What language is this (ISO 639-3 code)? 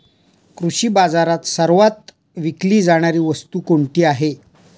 mar